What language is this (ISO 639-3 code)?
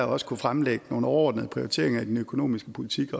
dan